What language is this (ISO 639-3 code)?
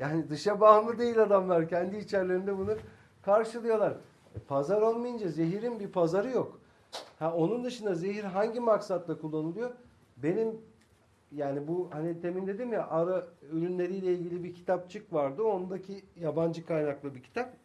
tur